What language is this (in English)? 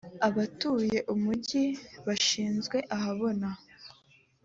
Kinyarwanda